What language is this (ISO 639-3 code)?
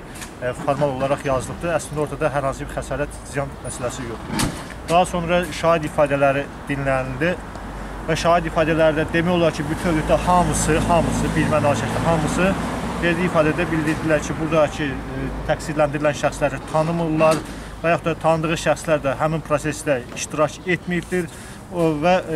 tur